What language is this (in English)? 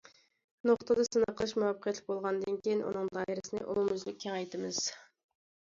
Uyghur